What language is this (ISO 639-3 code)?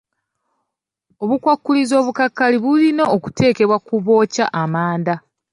lug